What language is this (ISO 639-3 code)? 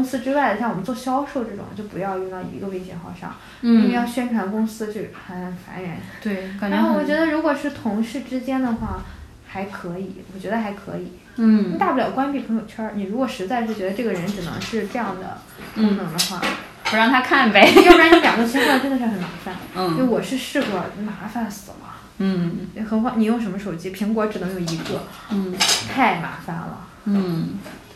zho